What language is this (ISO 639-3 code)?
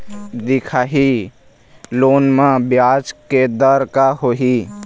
hne